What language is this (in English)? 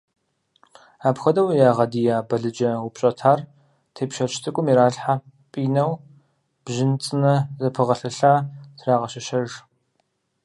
Kabardian